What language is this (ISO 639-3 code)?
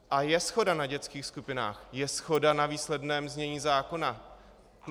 ces